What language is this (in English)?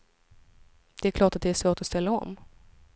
Swedish